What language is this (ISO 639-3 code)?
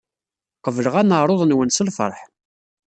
kab